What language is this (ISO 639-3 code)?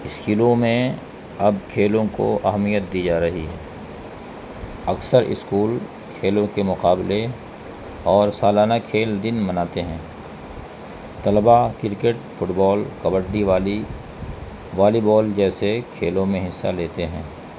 urd